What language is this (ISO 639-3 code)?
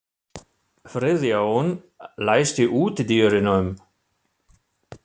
isl